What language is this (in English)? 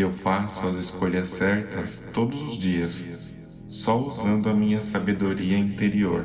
Portuguese